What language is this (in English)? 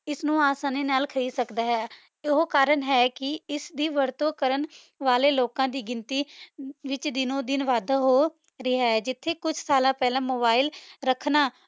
Punjabi